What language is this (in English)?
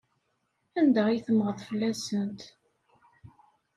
Kabyle